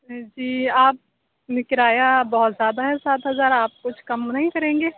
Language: Urdu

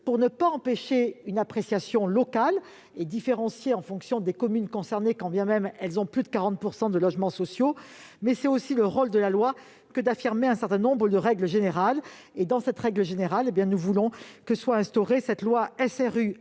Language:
French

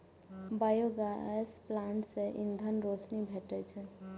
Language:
Maithili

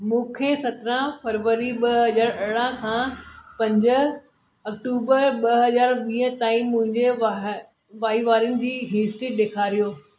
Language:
Sindhi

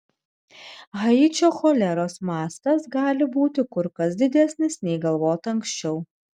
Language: Lithuanian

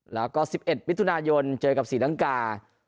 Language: Thai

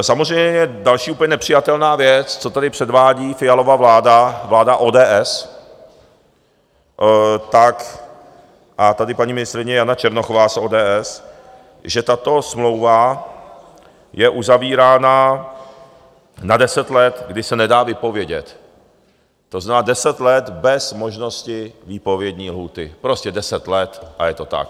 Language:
Czech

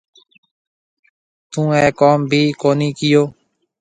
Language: Marwari (Pakistan)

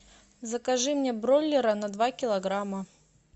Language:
Russian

